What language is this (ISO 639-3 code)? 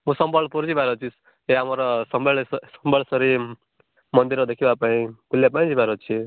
ori